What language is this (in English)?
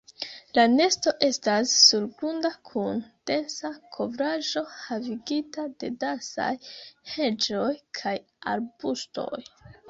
Esperanto